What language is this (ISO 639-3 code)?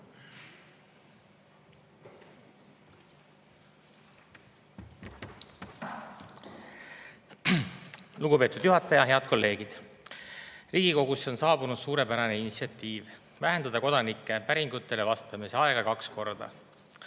est